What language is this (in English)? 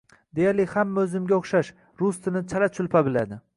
Uzbek